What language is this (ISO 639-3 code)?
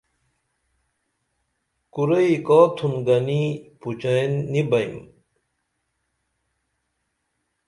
dml